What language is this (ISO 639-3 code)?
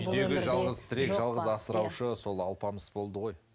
kaz